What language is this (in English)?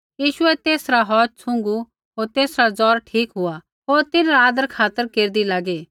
Kullu Pahari